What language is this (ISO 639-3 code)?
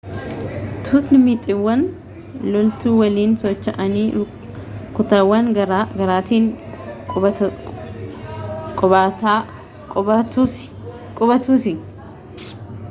orm